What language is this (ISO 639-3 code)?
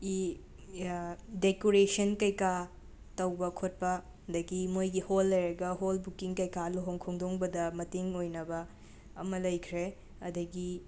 mni